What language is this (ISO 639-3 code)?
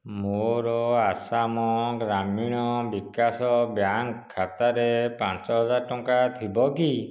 ori